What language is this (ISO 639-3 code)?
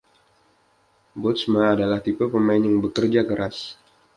ind